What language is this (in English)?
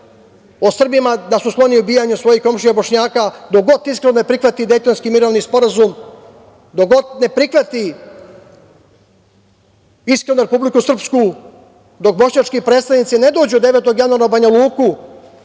Serbian